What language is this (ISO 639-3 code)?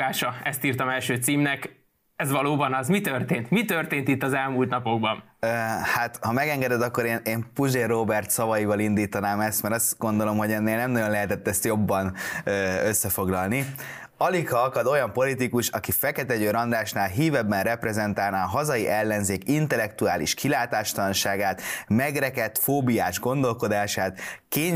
hun